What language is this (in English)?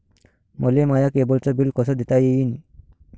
Marathi